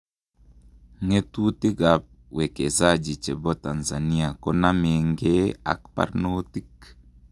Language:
Kalenjin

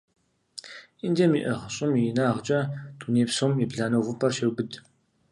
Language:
Kabardian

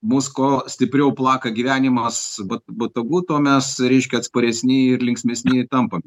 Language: Lithuanian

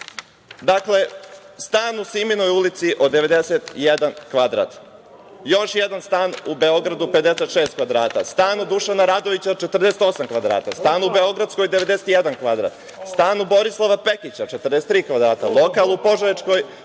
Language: Serbian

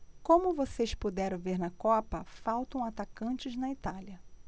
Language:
Portuguese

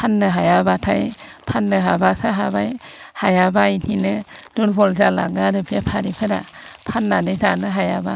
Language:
Bodo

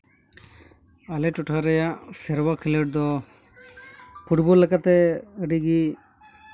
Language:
Santali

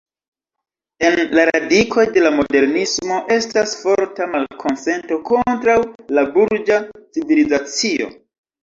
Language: Esperanto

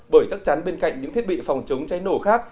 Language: Vietnamese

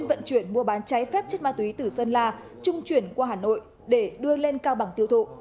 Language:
Vietnamese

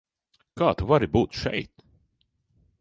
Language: Latvian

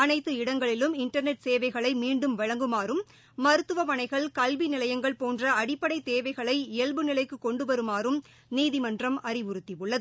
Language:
Tamil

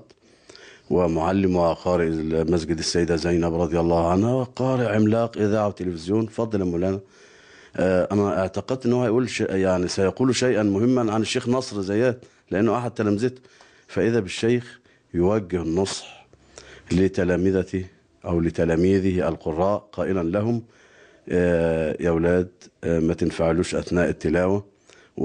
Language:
Arabic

